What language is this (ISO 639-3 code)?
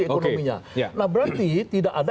ind